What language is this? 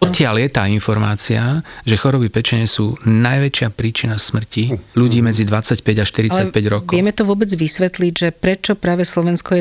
Slovak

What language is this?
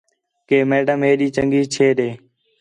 Khetrani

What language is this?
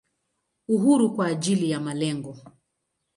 Swahili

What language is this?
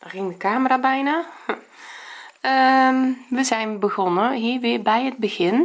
Dutch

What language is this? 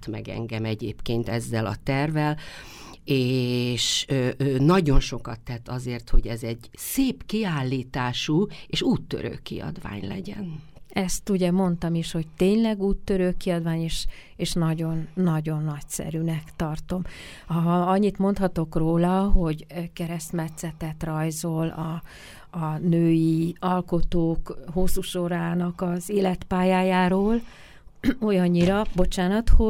Hungarian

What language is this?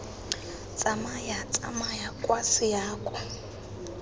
Tswana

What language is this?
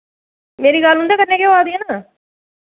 Dogri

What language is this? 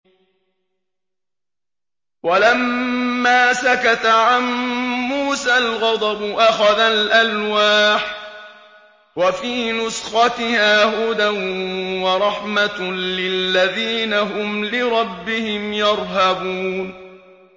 Arabic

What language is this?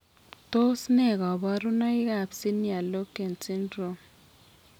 Kalenjin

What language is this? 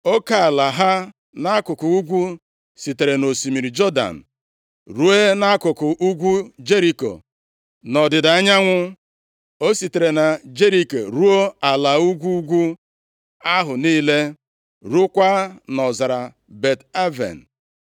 Igbo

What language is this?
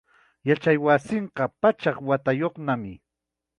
Chiquián Ancash Quechua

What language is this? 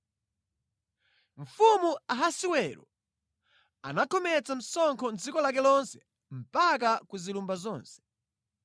Nyanja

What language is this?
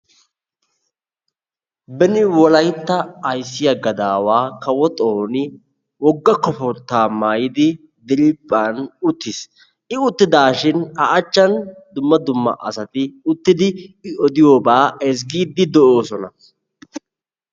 Wolaytta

